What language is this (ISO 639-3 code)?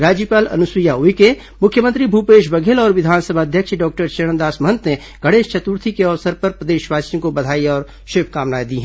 hin